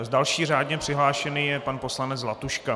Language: Czech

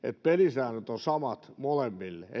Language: Finnish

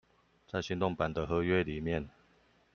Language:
Chinese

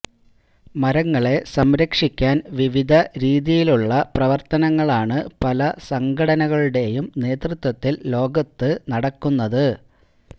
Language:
Malayalam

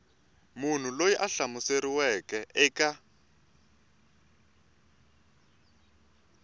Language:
Tsonga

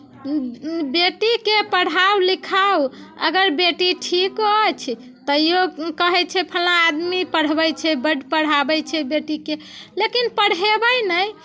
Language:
Maithili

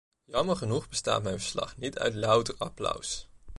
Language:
Dutch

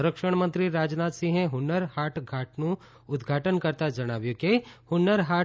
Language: Gujarati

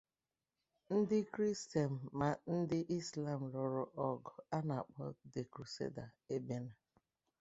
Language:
Igbo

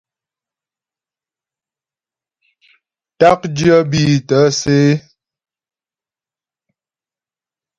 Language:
Ghomala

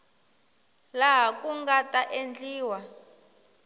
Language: Tsonga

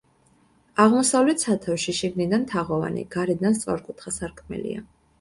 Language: Georgian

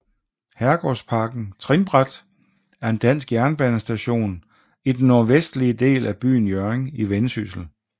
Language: Danish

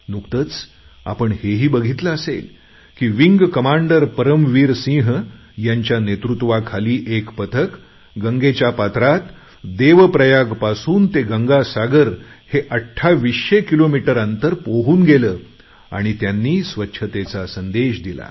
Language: Marathi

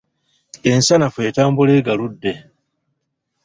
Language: Ganda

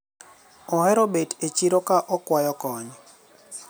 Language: Luo (Kenya and Tanzania)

